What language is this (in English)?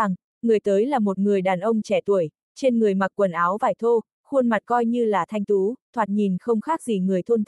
Vietnamese